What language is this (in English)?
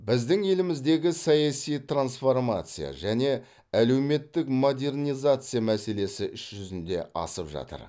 Kazakh